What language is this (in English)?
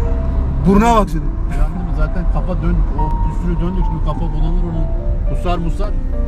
Turkish